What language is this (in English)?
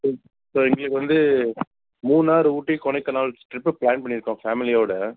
Tamil